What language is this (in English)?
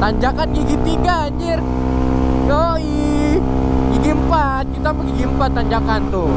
Indonesian